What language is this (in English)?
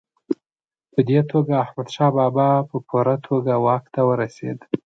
Pashto